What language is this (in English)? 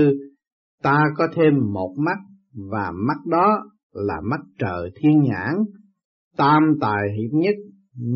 Vietnamese